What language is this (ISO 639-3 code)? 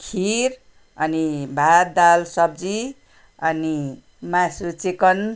nep